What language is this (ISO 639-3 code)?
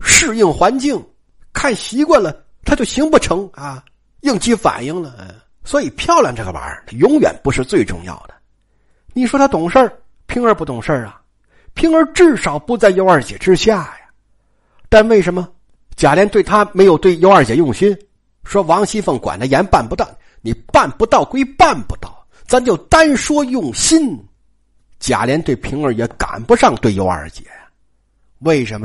zho